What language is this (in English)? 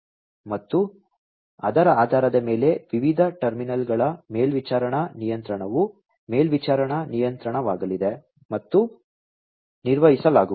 Kannada